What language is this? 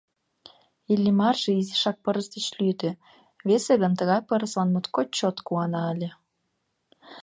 Mari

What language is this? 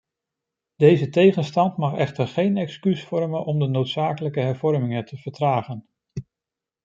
Dutch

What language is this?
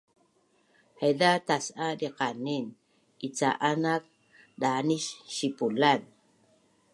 Bunun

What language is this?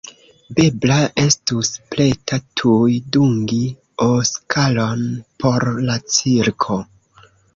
Esperanto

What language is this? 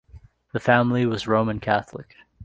English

